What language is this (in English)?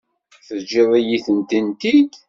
Kabyle